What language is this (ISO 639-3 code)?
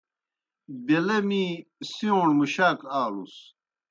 plk